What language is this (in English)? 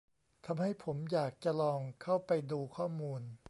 Thai